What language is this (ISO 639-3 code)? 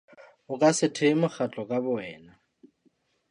sot